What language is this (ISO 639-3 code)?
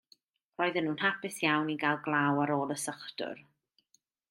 cym